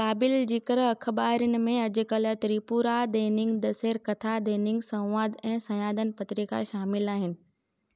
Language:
Sindhi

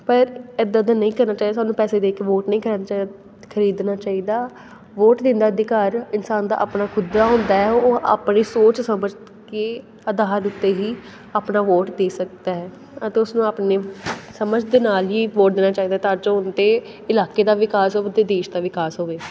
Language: Punjabi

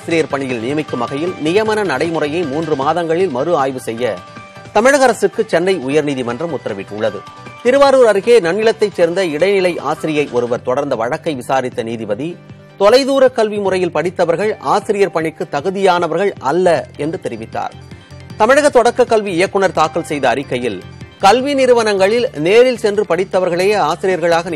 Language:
Arabic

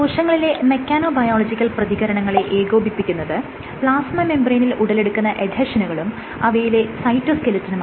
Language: Malayalam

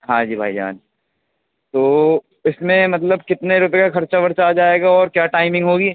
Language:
Urdu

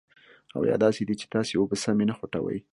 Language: Pashto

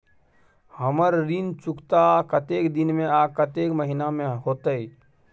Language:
Maithili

